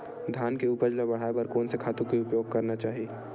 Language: Chhattisgarhi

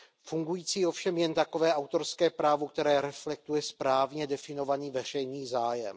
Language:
Czech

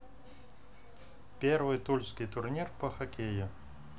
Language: Russian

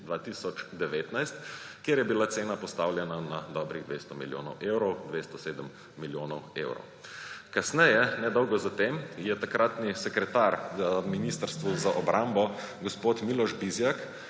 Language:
Slovenian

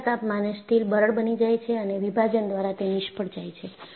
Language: Gujarati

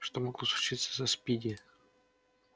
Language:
Russian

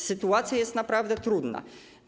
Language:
Polish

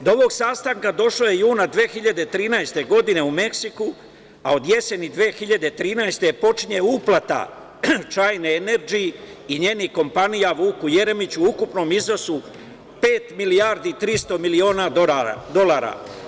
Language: Serbian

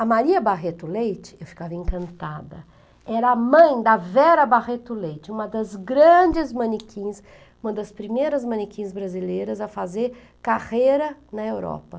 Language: Portuguese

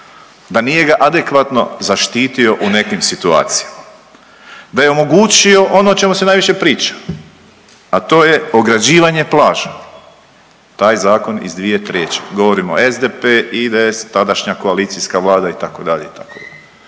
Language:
Croatian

